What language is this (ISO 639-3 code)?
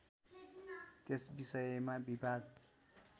nep